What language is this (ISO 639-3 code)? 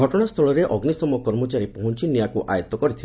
ori